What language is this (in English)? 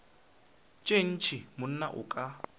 Northern Sotho